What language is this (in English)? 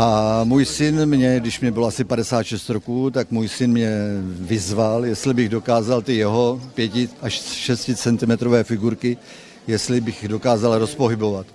Czech